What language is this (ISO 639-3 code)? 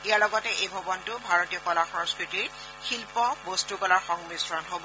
asm